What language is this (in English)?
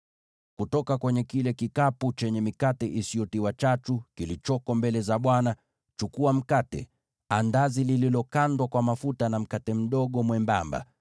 Swahili